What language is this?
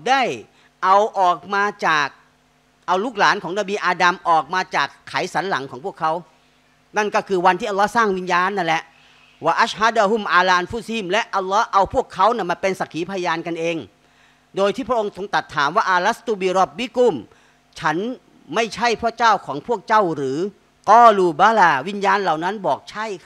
Thai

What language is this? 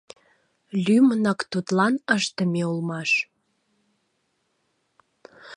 Mari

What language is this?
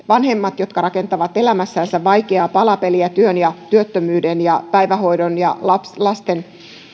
Finnish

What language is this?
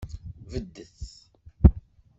Kabyle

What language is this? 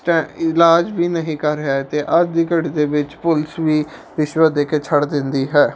Punjabi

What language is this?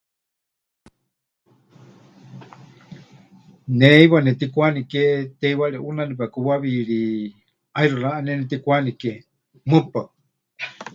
Huichol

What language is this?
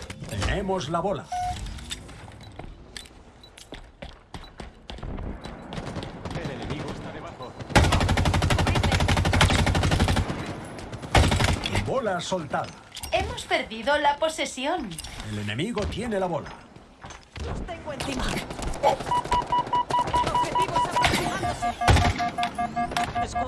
Spanish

